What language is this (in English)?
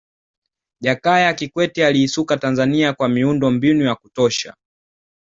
Swahili